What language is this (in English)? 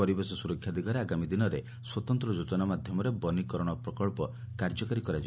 Odia